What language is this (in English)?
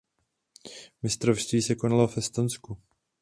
Czech